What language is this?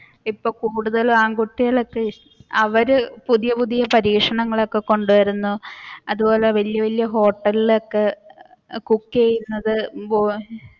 Malayalam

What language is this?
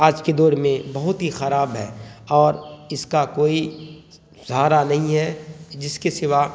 Urdu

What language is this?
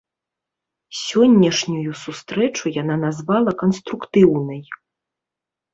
Belarusian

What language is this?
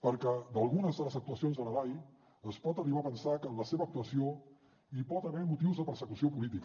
Catalan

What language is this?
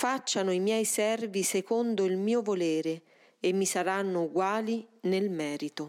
Italian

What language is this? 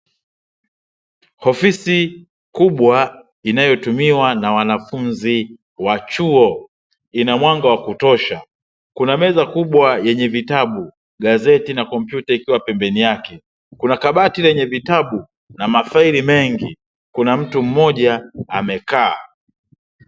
Swahili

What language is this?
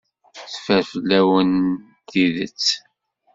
Kabyle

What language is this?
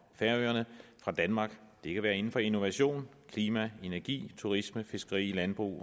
Danish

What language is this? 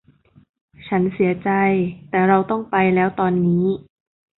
Thai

